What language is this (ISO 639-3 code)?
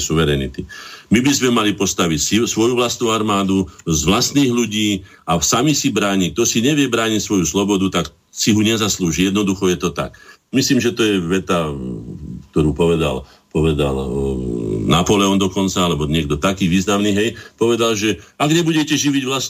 slk